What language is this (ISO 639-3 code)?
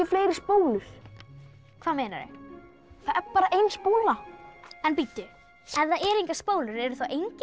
isl